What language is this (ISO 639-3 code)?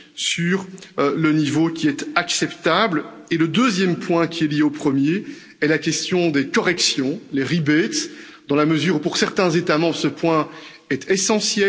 fra